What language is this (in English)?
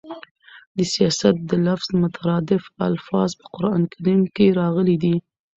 Pashto